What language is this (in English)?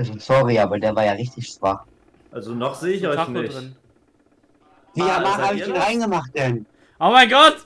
German